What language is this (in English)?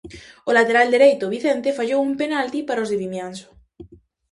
Galician